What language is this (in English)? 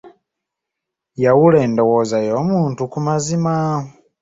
Ganda